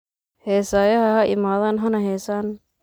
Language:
Somali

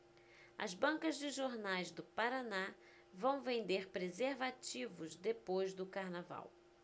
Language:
Portuguese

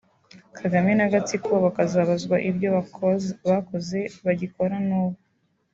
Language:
Kinyarwanda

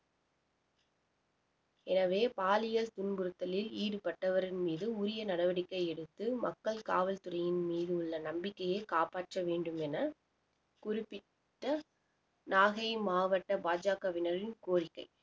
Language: Tamil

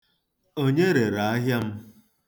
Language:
Igbo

